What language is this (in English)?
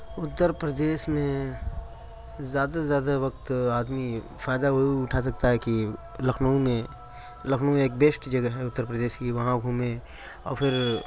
Urdu